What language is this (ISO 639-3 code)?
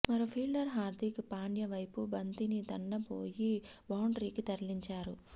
tel